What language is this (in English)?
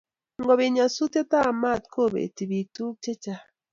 Kalenjin